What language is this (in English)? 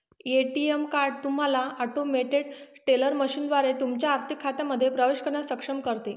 Marathi